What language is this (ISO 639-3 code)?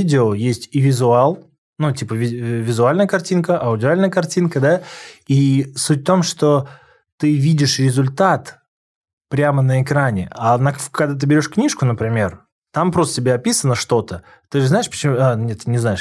rus